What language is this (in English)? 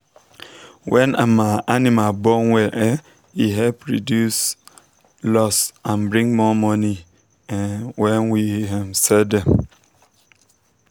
Nigerian Pidgin